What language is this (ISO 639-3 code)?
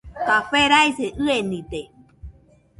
hux